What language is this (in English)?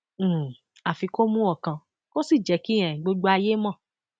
Yoruba